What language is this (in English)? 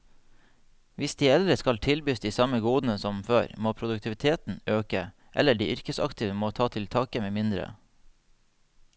Norwegian